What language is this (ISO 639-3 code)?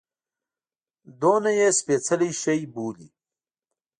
pus